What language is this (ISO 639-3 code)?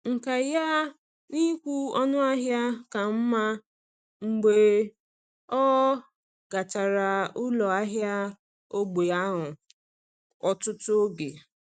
ibo